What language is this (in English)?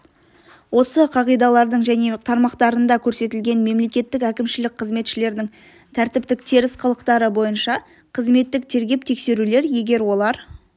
Kazakh